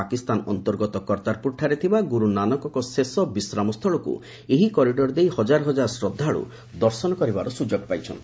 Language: Odia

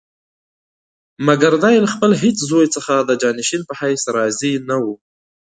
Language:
Pashto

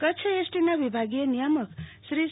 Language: Gujarati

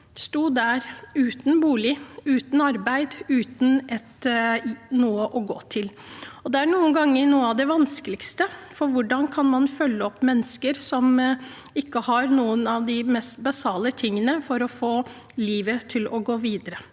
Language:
Norwegian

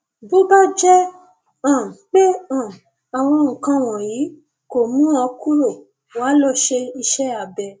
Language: Yoruba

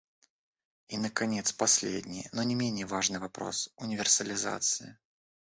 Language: Russian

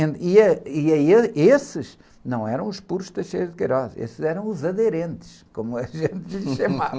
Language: Portuguese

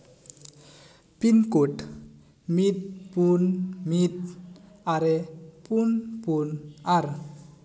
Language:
Santali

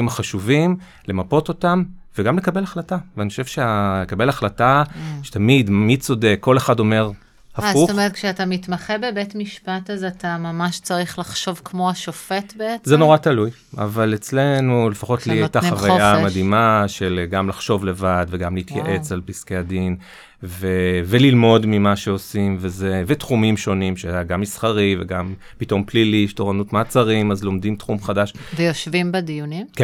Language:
Hebrew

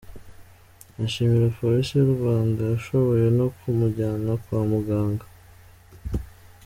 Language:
Kinyarwanda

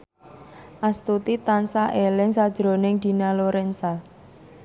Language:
Javanese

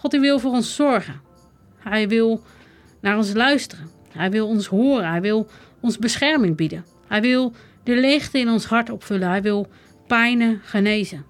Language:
Dutch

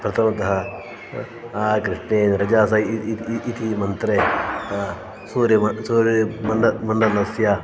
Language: Sanskrit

